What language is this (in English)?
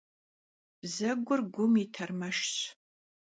Kabardian